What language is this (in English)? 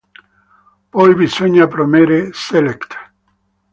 Italian